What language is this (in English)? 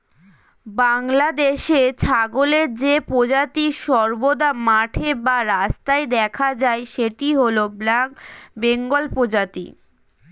Bangla